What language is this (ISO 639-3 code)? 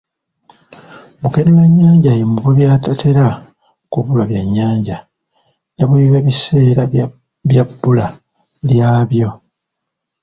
lug